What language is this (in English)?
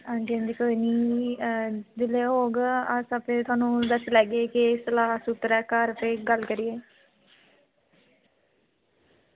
Dogri